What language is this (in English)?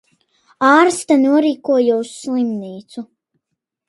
Latvian